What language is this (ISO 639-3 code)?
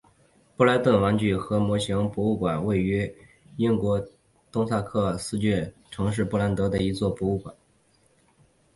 zho